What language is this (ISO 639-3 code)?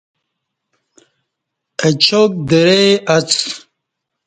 bsh